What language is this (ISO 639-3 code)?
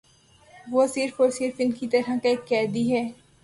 urd